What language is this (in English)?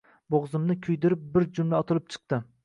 Uzbek